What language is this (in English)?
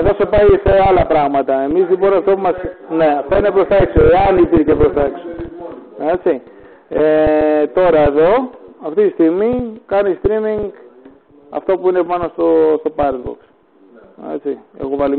Greek